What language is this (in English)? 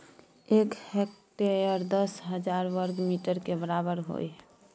Maithili